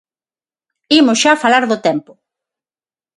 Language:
Galician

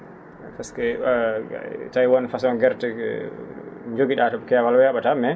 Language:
Fula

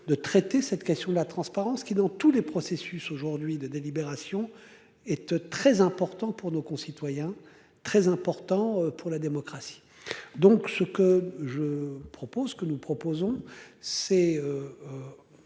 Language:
French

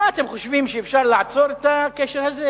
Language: Hebrew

